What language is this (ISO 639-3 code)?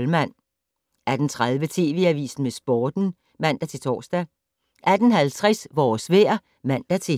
dan